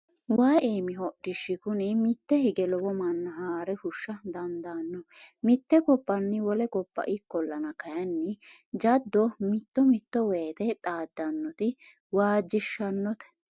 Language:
Sidamo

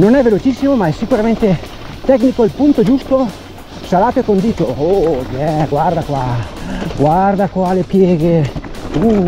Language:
Italian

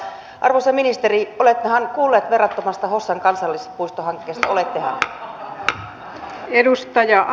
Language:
Finnish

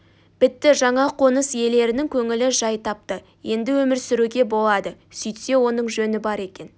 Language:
Kazakh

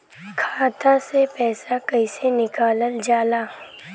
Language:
Bhojpuri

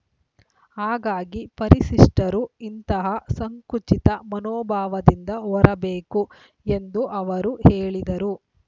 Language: Kannada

